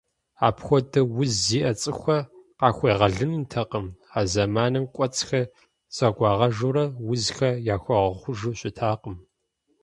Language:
Kabardian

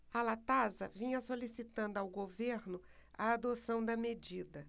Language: Portuguese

